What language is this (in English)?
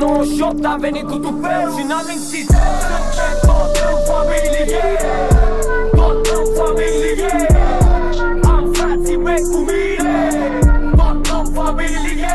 Romanian